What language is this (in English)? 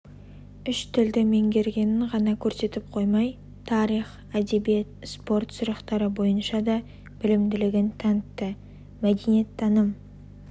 Kazakh